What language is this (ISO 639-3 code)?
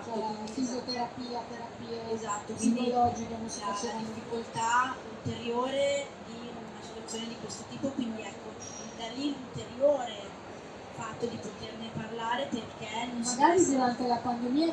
ita